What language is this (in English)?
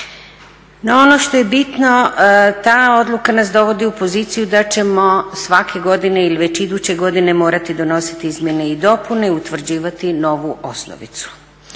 Croatian